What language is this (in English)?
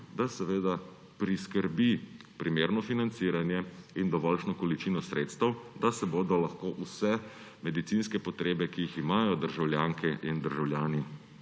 Slovenian